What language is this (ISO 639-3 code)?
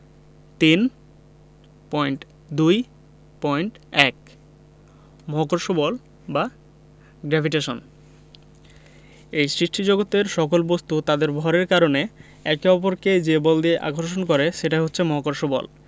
ben